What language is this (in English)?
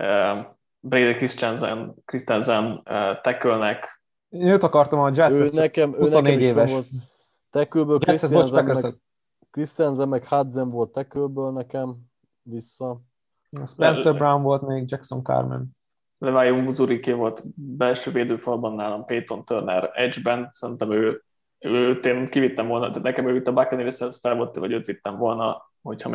Hungarian